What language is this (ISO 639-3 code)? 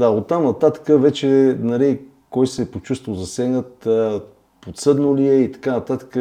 bul